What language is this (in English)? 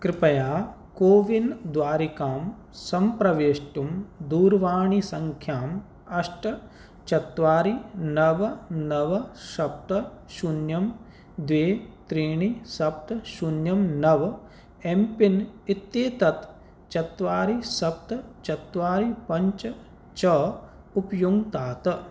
Sanskrit